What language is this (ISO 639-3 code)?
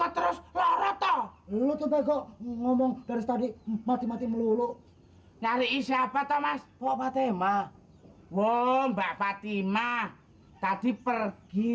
ind